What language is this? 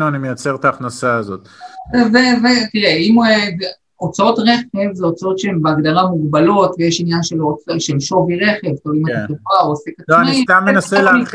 Hebrew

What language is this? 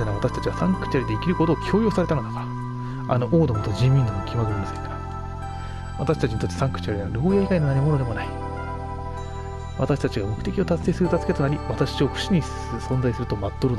Japanese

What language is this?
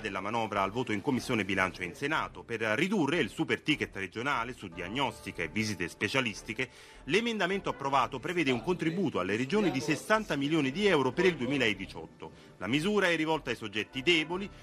Italian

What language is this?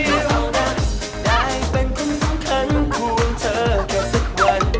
Thai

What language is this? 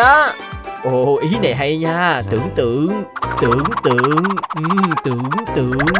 Vietnamese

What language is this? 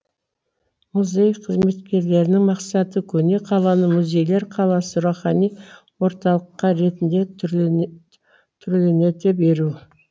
Kazakh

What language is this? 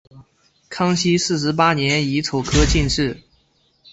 Chinese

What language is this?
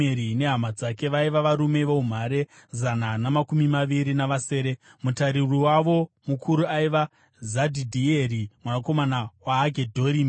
Shona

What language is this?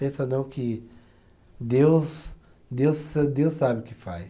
Portuguese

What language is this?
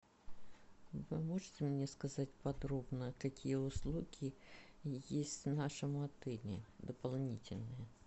Russian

